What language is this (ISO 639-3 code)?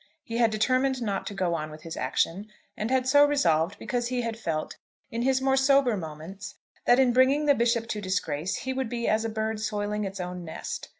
eng